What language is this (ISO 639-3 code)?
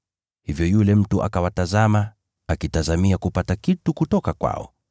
swa